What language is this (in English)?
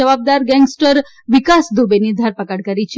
Gujarati